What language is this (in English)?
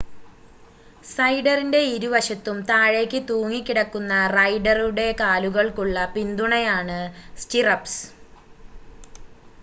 Malayalam